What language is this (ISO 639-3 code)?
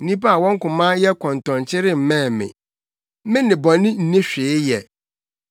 aka